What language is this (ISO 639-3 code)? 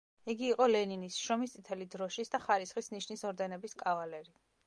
kat